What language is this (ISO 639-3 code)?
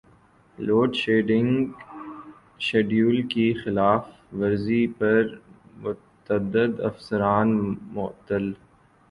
urd